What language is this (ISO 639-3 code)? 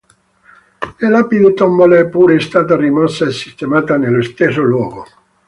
ita